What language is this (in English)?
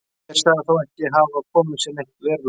Icelandic